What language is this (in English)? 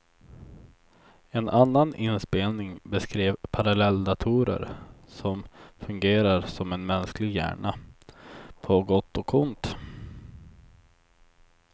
Swedish